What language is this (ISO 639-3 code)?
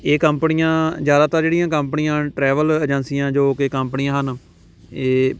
pan